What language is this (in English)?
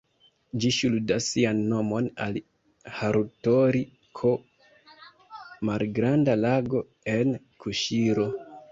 Esperanto